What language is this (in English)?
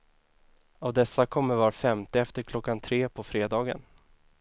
Swedish